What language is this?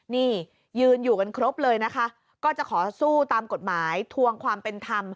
Thai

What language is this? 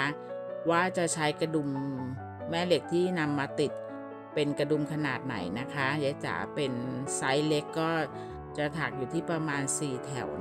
Thai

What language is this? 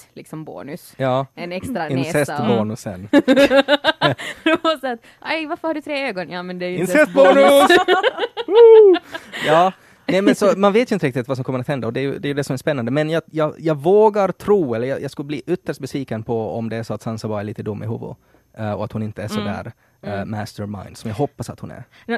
Swedish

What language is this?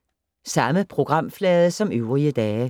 Danish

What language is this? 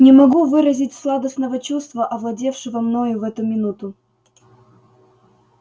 Russian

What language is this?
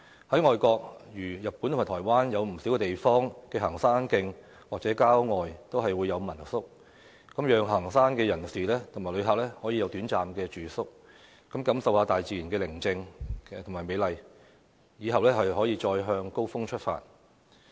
Cantonese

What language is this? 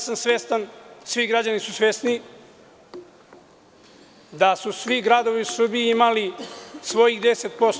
Serbian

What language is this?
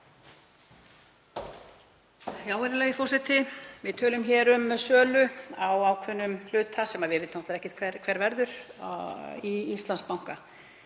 Icelandic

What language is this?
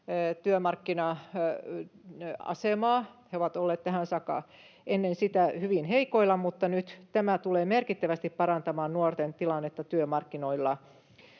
Finnish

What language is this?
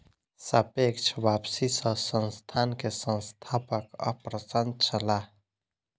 Maithili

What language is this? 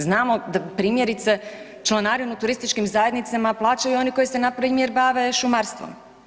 Croatian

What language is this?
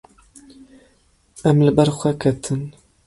Kurdish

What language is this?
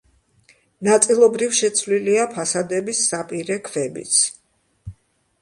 Georgian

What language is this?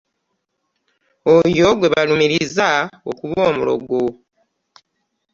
Ganda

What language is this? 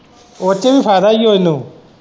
Punjabi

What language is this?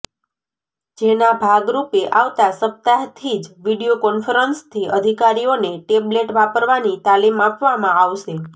Gujarati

